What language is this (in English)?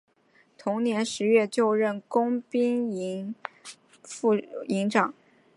Chinese